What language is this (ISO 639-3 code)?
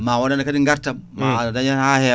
ful